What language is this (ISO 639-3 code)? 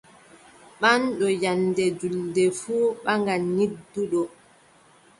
fub